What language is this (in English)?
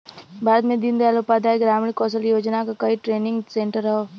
Bhojpuri